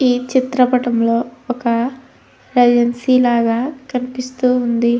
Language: Telugu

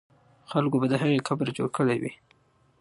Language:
Pashto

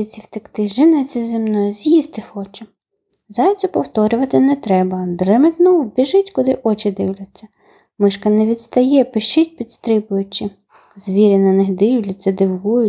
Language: Ukrainian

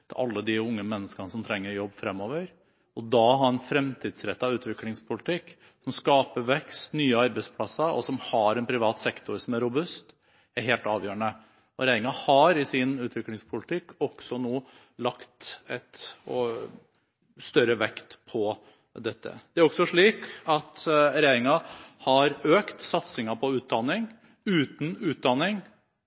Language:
Norwegian Bokmål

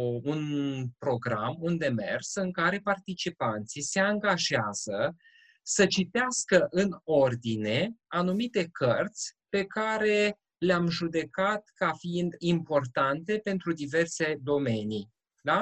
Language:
Romanian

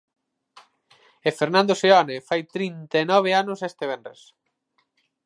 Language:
Galician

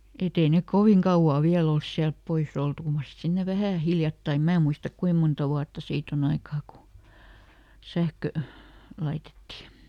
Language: Finnish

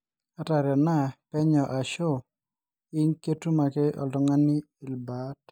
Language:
Masai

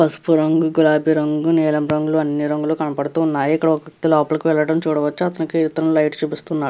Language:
Telugu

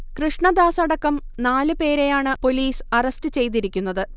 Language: Malayalam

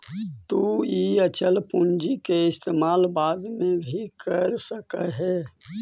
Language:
Magahi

